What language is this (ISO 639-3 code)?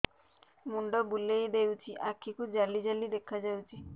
ori